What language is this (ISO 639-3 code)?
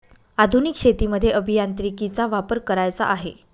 mar